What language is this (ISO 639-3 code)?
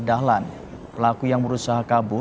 ind